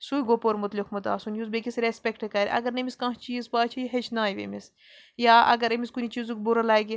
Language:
Kashmiri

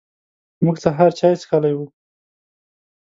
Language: Pashto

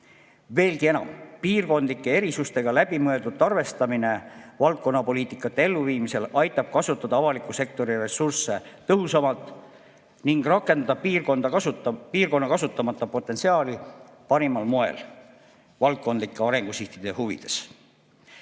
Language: Estonian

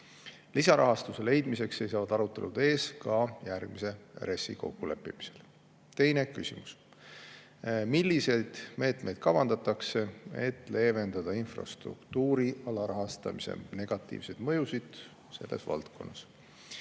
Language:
Estonian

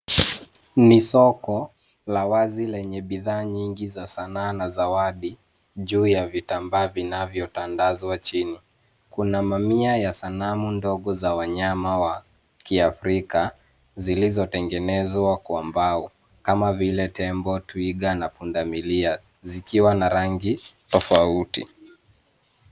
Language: Swahili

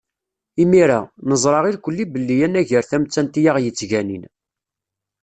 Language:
Kabyle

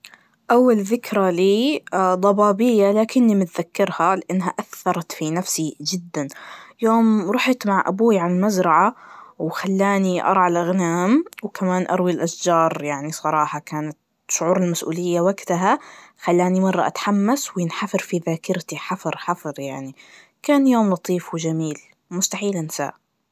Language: Najdi Arabic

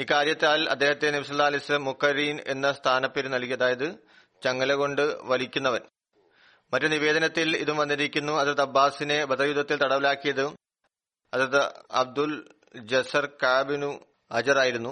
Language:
Malayalam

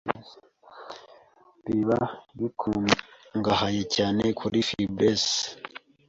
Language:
Kinyarwanda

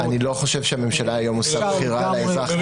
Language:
Hebrew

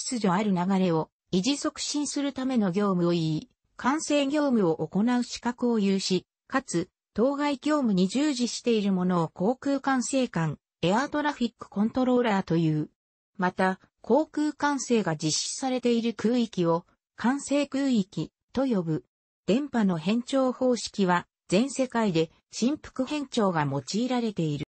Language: Japanese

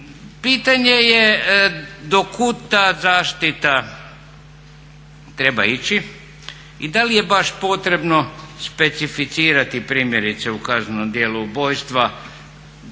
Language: Croatian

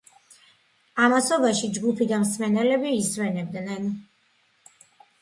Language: Georgian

